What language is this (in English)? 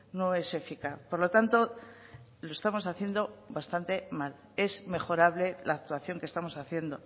Spanish